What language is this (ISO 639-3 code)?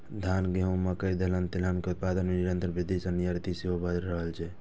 mai